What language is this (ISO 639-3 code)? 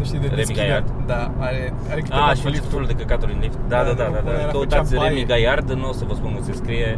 ron